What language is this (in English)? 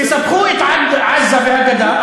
Hebrew